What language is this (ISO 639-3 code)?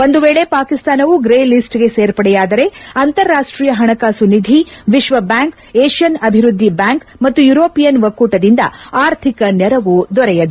kan